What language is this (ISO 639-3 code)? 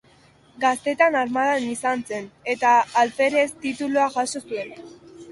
eus